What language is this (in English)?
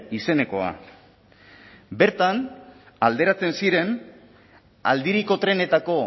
Basque